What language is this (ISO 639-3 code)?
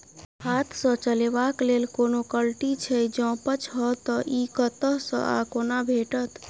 mai